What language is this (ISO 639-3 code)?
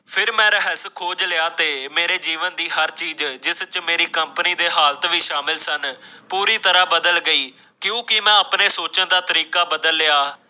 pan